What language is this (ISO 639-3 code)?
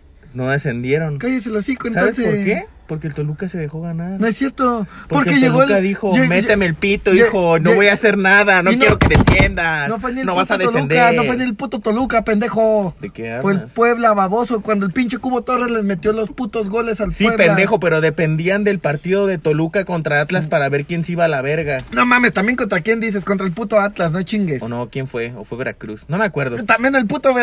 spa